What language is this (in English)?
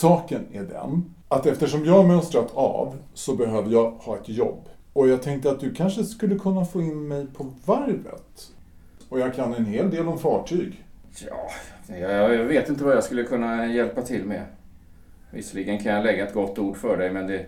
Swedish